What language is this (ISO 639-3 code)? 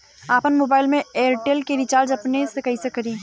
bho